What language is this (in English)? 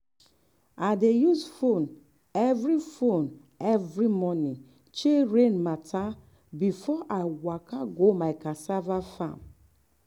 Nigerian Pidgin